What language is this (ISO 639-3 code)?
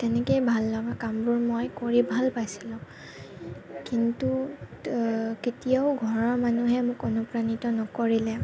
asm